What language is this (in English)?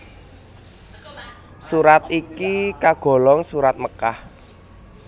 Javanese